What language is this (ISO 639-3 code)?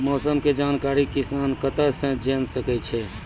mai